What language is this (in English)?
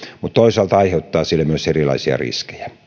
Finnish